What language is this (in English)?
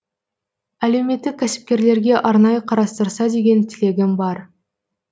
Kazakh